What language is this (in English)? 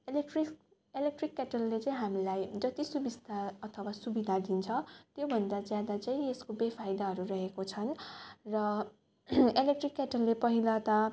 Nepali